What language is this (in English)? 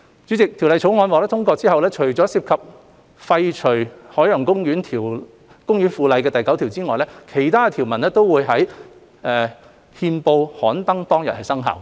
Cantonese